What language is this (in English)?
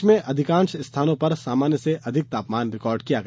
Hindi